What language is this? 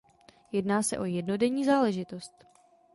Czech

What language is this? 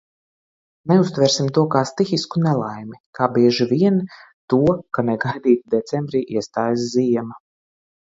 Latvian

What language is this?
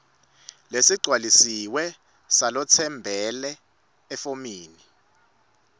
Swati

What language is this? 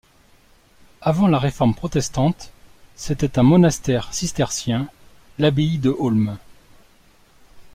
French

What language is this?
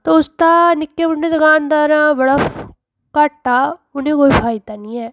Dogri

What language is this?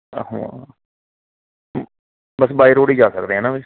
Punjabi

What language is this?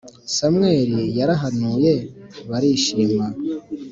Kinyarwanda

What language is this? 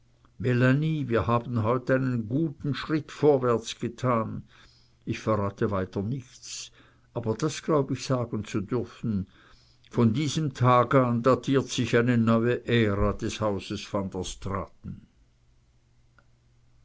German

